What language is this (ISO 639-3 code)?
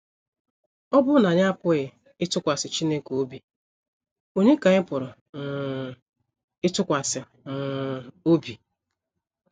ibo